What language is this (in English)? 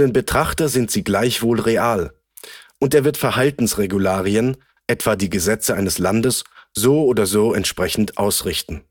German